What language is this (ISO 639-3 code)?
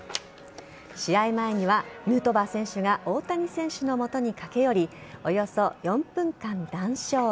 jpn